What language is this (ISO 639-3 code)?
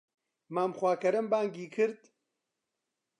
ckb